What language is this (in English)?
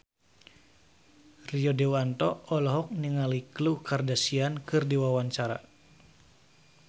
Sundanese